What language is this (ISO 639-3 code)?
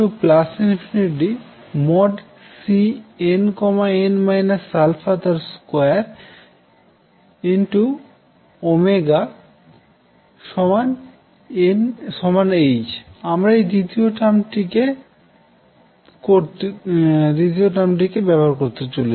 ben